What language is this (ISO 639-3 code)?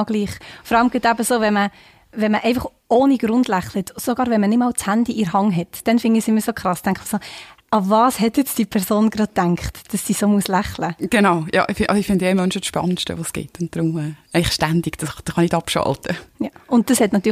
deu